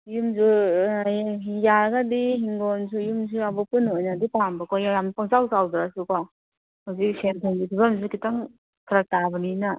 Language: Manipuri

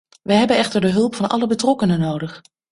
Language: Dutch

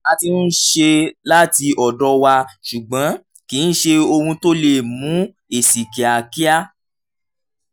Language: Yoruba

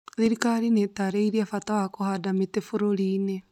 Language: Kikuyu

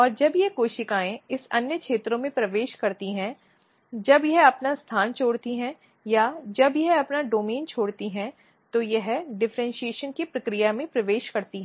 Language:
Hindi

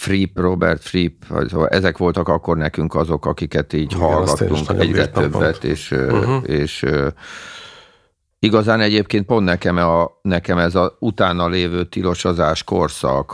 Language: Hungarian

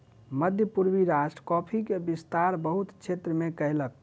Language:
Maithili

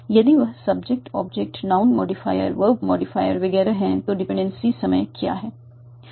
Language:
Hindi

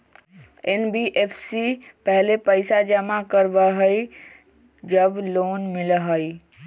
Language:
Magahi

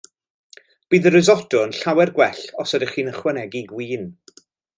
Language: Welsh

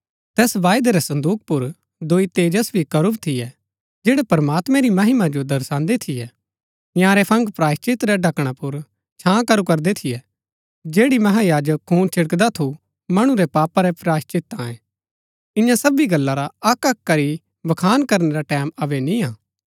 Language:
Gaddi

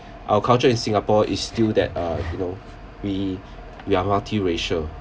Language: English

